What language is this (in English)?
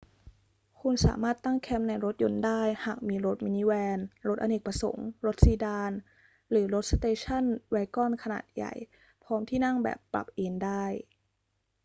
Thai